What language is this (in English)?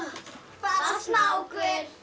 Icelandic